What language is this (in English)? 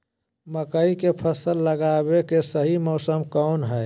Magahi